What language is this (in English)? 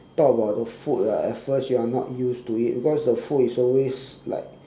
English